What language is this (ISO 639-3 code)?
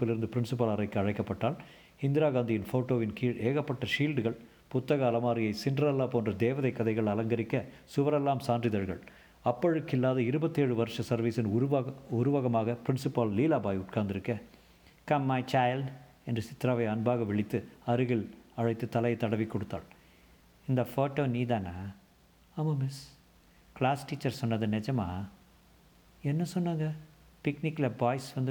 tam